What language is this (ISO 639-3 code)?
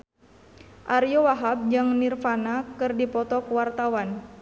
sun